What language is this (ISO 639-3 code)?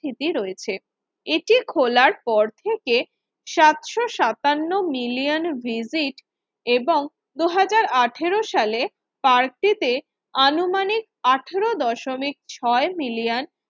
ben